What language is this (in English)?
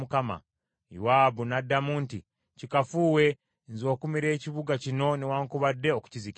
Ganda